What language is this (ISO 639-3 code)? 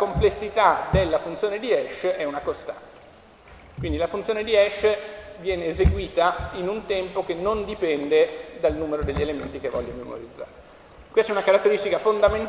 ita